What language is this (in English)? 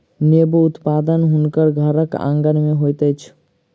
Maithili